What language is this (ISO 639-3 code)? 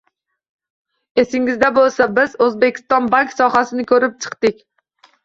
uzb